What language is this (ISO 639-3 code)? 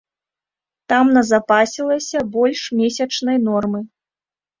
bel